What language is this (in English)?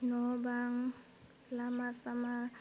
Bodo